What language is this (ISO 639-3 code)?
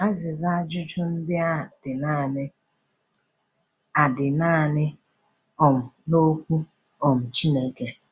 ibo